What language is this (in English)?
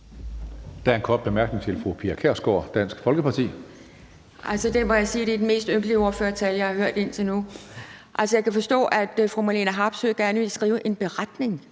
Danish